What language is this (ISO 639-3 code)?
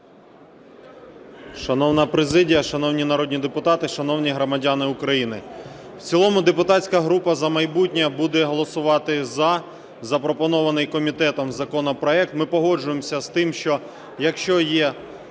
ukr